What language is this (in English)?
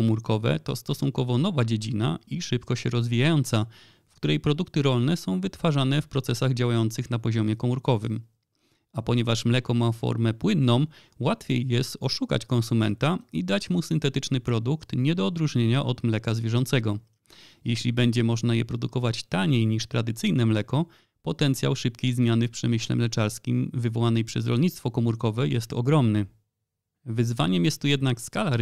Polish